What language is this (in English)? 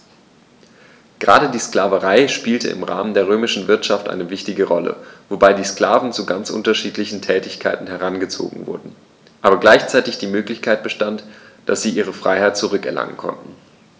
German